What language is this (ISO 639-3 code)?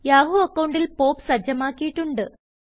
mal